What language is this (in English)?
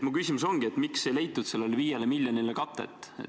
Estonian